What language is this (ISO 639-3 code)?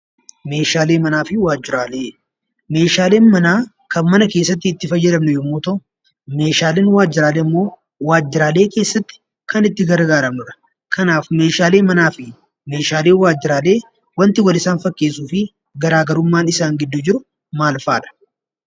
orm